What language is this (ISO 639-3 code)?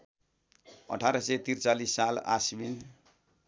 nep